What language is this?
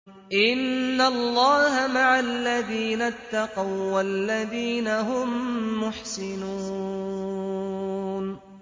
Arabic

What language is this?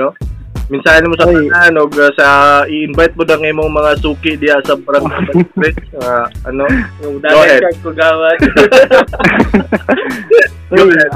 Filipino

